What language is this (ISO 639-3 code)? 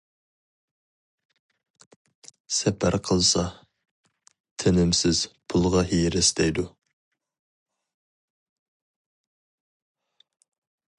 uig